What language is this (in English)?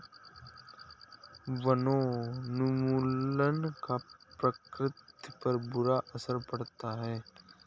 Hindi